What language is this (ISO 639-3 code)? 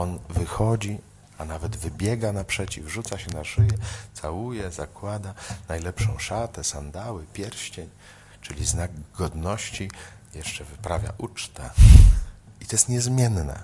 pol